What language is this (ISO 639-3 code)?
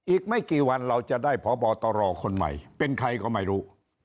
tha